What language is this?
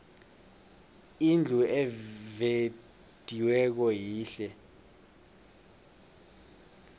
South Ndebele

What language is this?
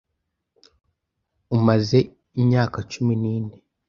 Kinyarwanda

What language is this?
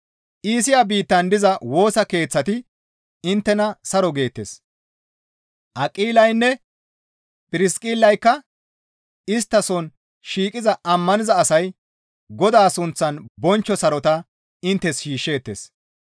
Gamo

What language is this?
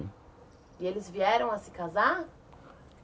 Portuguese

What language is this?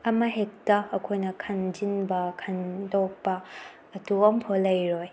Manipuri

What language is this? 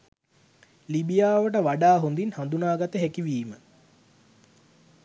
Sinhala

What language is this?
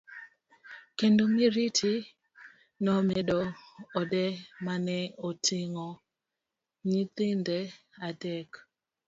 Luo (Kenya and Tanzania)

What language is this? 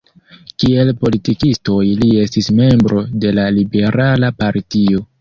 Esperanto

